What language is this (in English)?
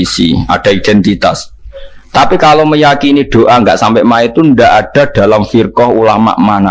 Indonesian